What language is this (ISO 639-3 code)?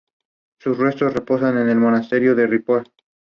spa